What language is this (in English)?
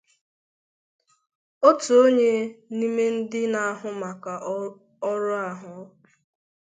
Igbo